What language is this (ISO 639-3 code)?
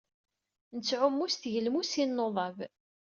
kab